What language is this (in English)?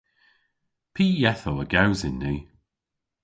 Cornish